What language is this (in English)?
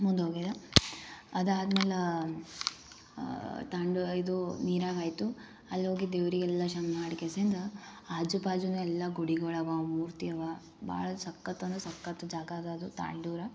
Kannada